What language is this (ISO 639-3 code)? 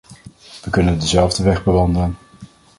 nld